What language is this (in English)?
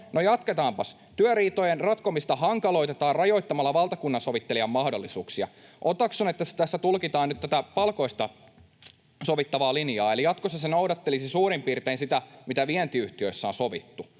Finnish